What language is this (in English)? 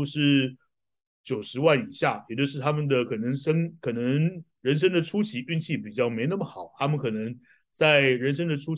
Chinese